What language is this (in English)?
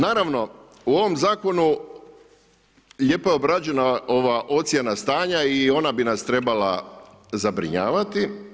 Croatian